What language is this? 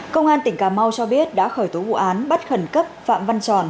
Vietnamese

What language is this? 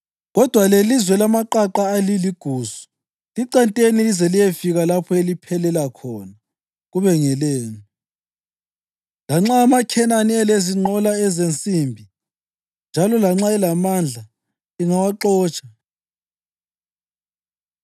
North Ndebele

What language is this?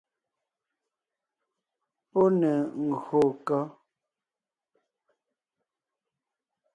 Ngiemboon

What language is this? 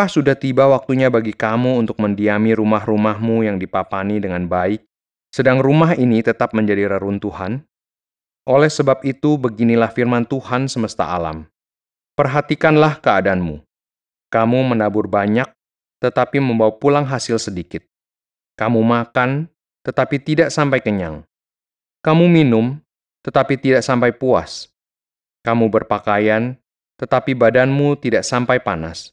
Indonesian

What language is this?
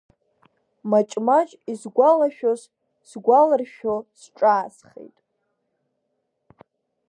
Abkhazian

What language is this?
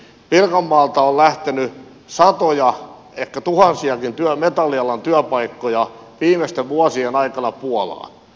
Finnish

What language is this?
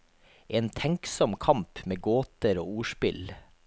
Norwegian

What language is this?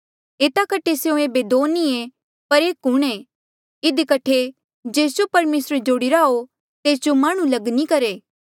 Mandeali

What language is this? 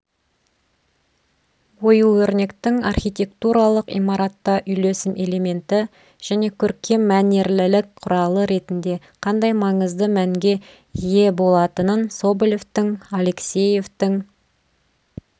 Kazakh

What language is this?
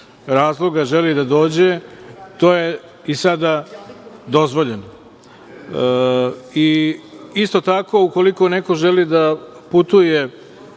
Serbian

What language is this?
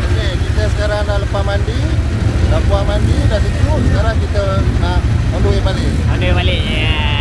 Malay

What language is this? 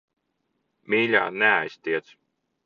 Latvian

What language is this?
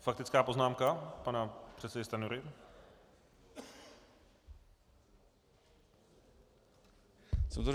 Czech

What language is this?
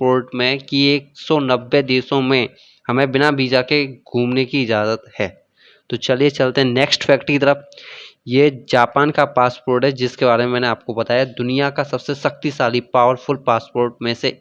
Hindi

